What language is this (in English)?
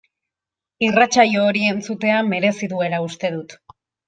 Basque